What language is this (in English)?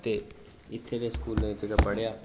Dogri